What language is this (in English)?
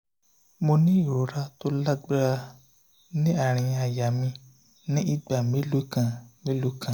Yoruba